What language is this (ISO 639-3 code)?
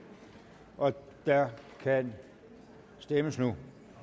dan